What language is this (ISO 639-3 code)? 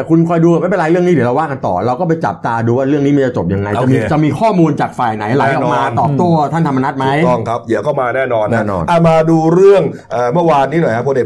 tha